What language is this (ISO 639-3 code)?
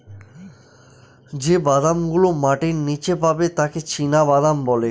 ben